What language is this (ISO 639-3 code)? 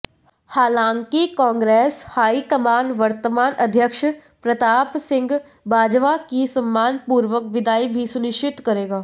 hin